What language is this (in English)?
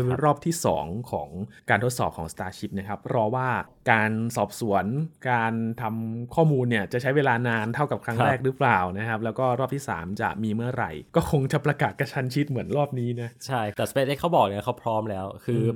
Thai